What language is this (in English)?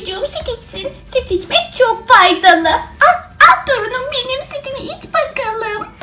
Turkish